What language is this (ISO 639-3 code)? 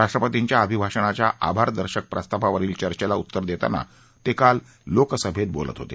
mar